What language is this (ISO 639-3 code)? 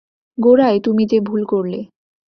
ben